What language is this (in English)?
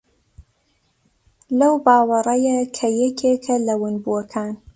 Central Kurdish